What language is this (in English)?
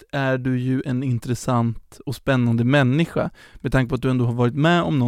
Swedish